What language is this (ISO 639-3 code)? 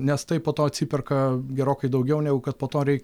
lit